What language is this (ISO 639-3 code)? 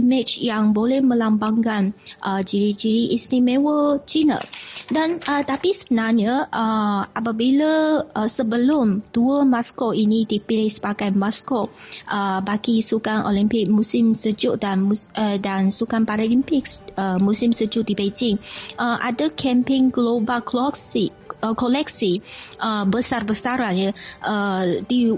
msa